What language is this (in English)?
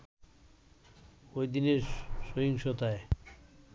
Bangla